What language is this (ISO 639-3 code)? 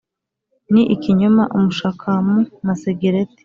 kin